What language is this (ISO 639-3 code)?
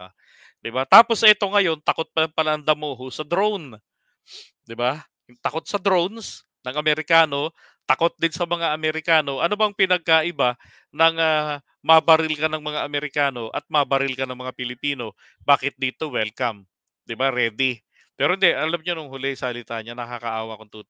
fil